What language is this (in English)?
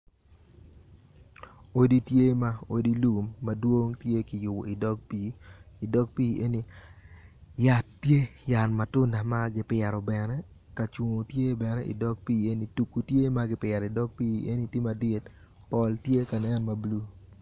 Acoli